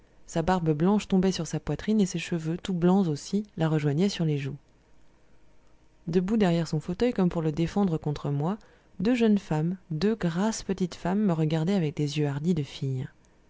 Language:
French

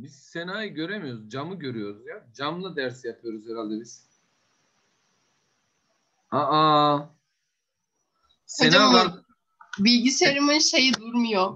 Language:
Turkish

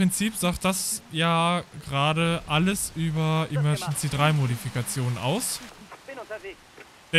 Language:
German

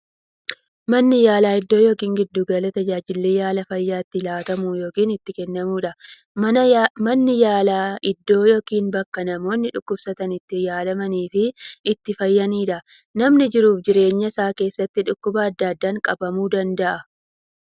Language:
Oromo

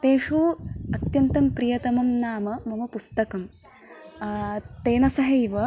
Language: Sanskrit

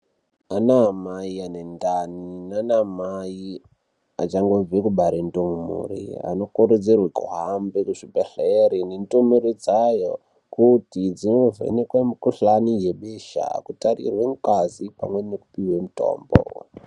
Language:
Ndau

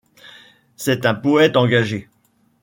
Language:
French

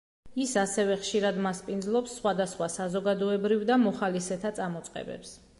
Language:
Georgian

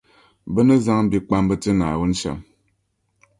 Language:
Dagbani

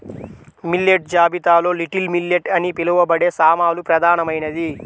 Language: Telugu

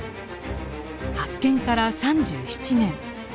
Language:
Japanese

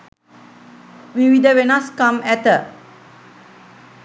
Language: Sinhala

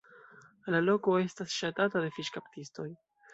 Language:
Esperanto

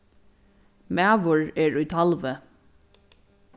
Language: Faroese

